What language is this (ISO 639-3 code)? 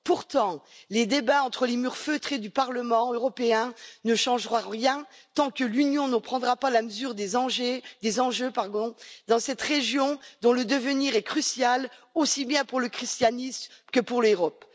fra